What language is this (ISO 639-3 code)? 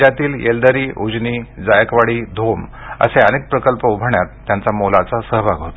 mar